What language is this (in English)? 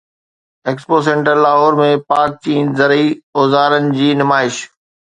Sindhi